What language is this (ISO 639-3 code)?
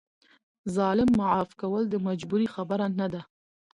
pus